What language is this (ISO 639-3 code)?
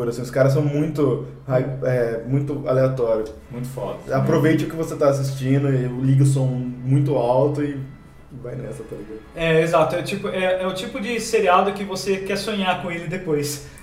por